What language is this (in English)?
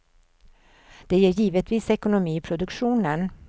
Swedish